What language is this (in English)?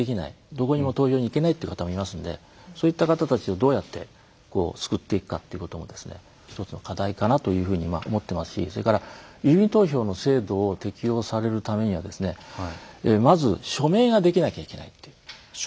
Japanese